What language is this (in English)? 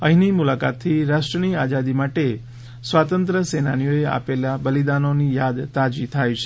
Gujarati